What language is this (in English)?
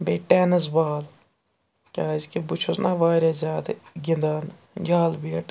Kashmiri